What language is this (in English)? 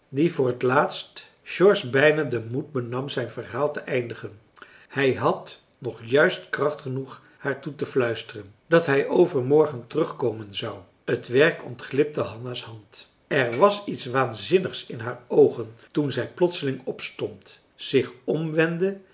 Dutch